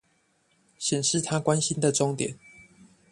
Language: Chinese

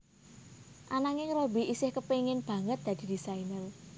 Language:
Javanese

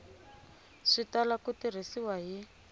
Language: Tsonga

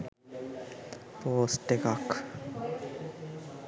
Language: Sinhala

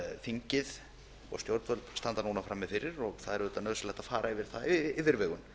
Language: Icelandic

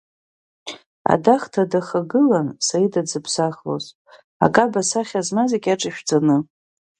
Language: Abkhazian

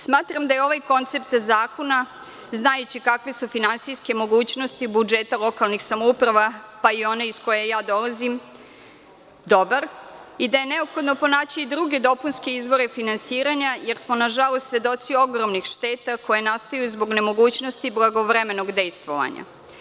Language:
Serbian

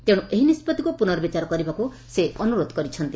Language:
Odia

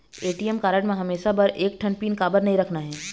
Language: Chhattisgarhi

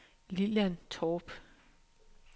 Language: Danish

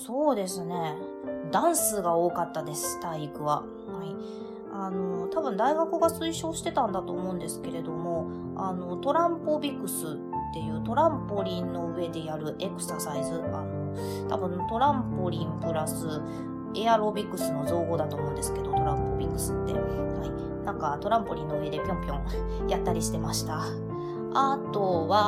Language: Japanese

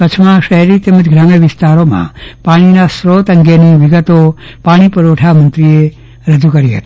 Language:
Gujarati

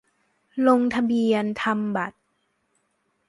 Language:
Thai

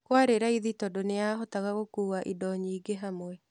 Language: Kikuyu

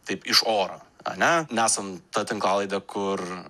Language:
Lithuanian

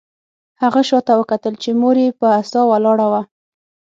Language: Pashto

